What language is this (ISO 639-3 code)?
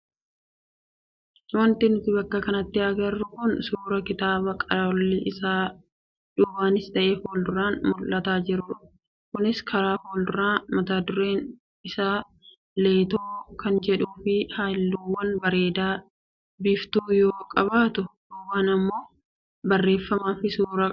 orm